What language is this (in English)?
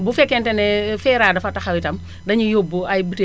Wolof